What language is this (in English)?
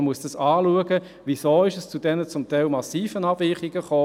Swiss German